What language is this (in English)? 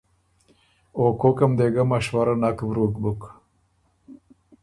Ormuri